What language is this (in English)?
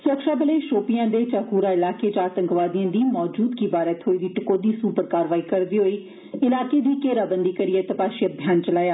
Dogri